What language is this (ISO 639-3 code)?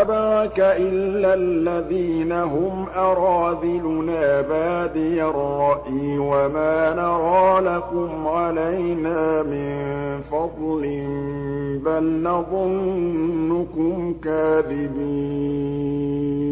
ara